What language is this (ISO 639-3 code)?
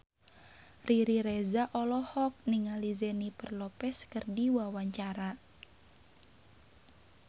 sun